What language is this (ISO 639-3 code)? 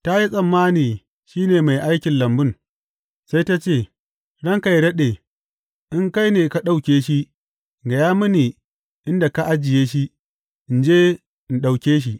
hau